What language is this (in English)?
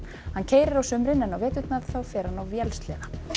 Icelandic